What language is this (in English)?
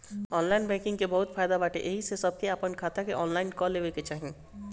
Bhojpuri